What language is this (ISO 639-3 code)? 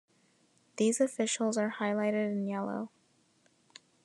eng